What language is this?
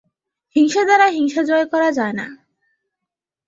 Bangla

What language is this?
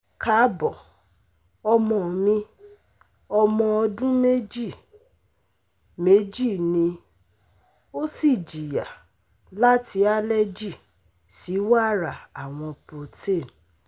Yoruba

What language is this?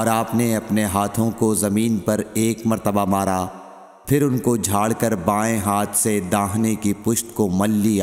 Urdu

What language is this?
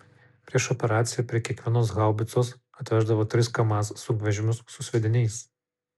Lithuanian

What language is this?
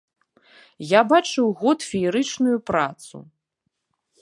Belarusian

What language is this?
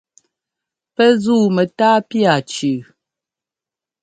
Ngomba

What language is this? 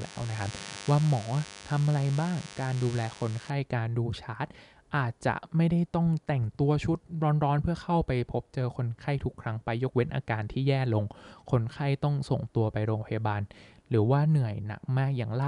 Thai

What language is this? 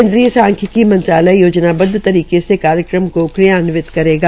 Hindi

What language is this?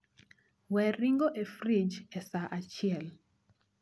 Luo (Kenya and Tanzania)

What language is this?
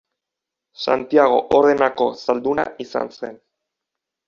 Basque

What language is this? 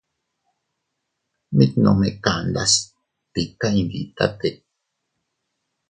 Teutila Cuicatec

